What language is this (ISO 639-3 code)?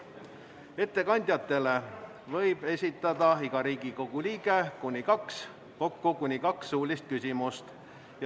est